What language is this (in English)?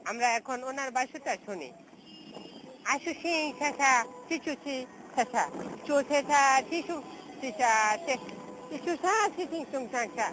Bangla